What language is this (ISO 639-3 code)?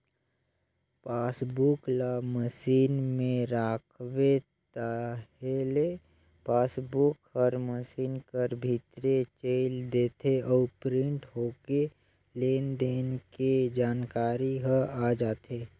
hne